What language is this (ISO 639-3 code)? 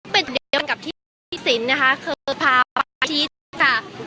tha